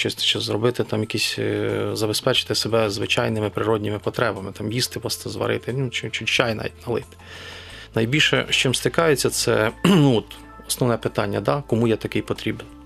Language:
Ukrainian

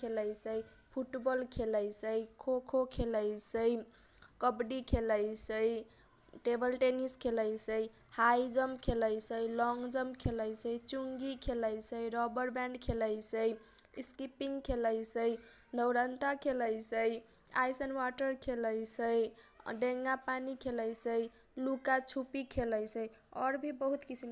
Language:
Kochila Tharu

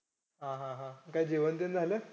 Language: Marathi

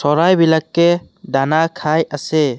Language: Assamese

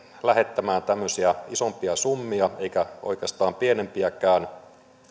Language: Finnish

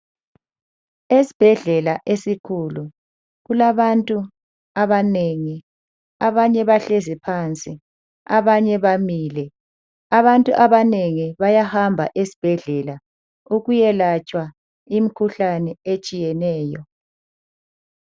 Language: North Ndebele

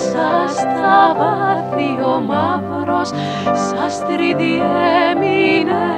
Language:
Greek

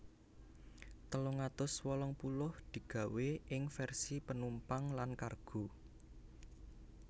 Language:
Javanese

